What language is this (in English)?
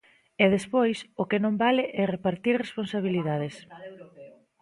Galician